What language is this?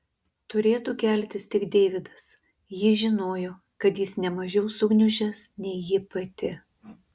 Lithuanian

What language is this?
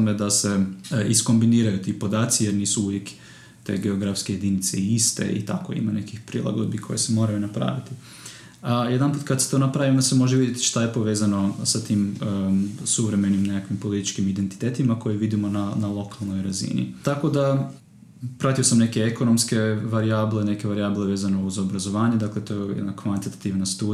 Croatian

